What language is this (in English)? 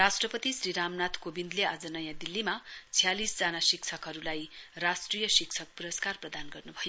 Nepali